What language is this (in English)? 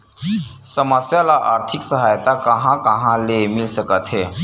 Chhattisgarhi